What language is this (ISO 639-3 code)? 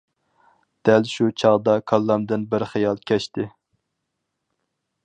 uig